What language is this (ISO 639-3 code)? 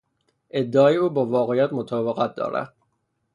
fas